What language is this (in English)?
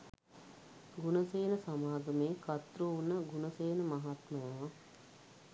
Sinhala